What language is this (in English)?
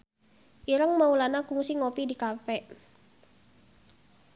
Sundanese